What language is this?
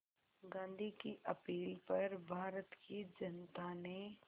Hindi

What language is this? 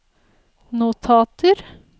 Norwegian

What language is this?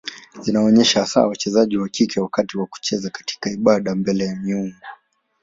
Swahili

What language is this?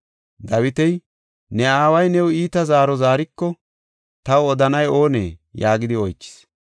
Gofa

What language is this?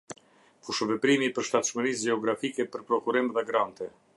Albanian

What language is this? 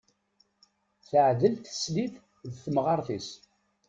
Kabyle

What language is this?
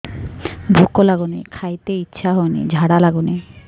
Odia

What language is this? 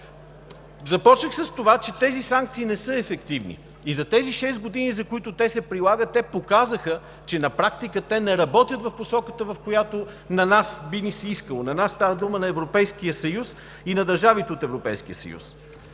Bulgarian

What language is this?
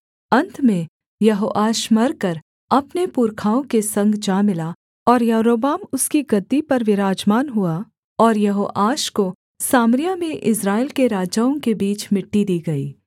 Hindi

